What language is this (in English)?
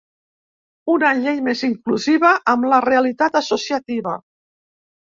Catalan